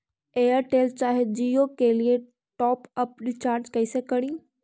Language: Magahi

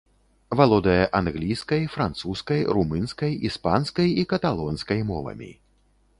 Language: Belarusian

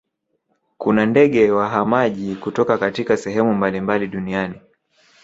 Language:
Swahili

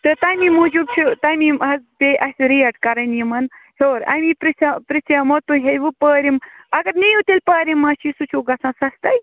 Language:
Kashmiri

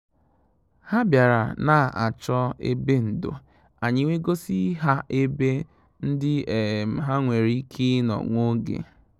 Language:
Igbo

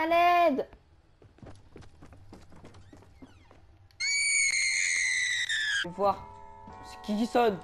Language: French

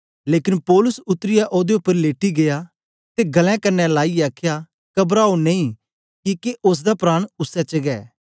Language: Dogri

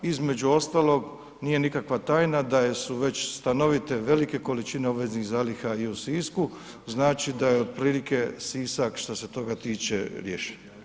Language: Croatian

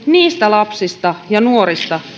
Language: Finnish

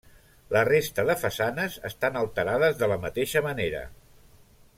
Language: Catalan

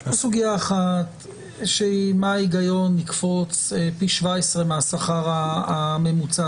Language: Hebrew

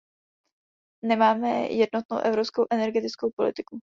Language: Czech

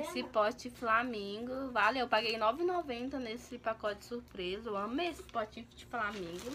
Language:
Portuguese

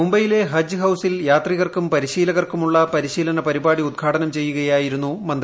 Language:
Malayalam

